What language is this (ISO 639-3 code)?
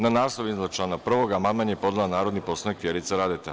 srp